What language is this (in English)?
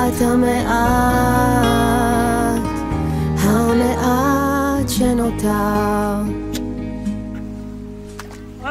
Hebrew